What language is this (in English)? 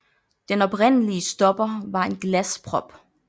Danish